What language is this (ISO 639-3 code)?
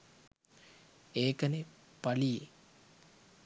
sin